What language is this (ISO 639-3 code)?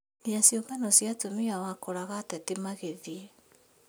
kik